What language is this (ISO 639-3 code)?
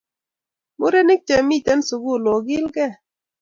kln